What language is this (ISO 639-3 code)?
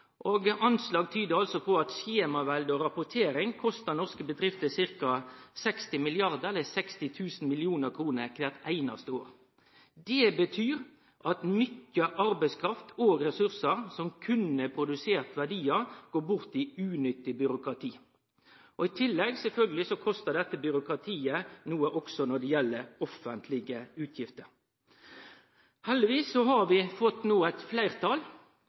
nno